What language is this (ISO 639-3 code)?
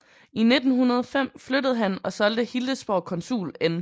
dan